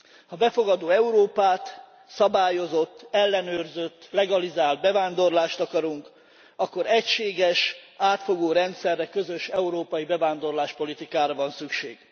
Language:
Hungarian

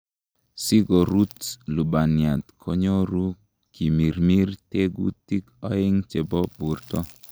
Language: Kalenjin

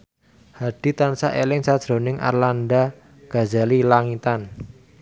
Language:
Javanese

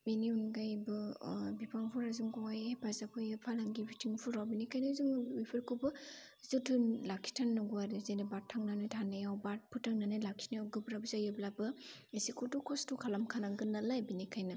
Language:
Bodo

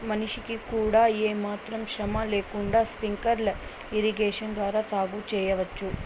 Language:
Telugu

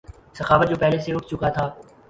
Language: Urdu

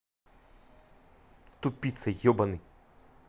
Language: Russian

